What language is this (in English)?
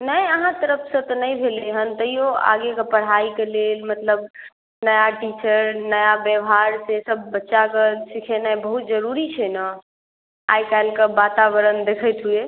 Maithili